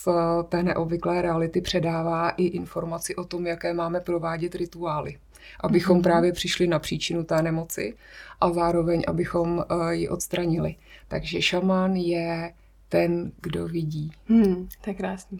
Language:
Czech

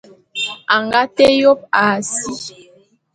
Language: Bulu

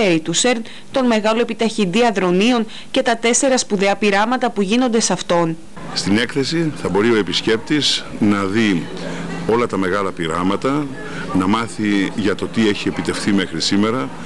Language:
Greek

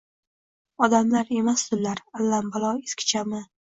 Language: Uzbek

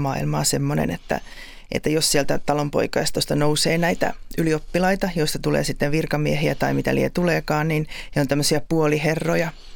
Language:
Finnish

